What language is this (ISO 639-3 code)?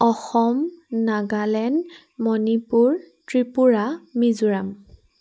asm